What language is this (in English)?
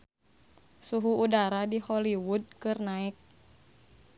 Sundanese